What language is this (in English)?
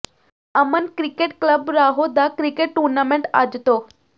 Punjabi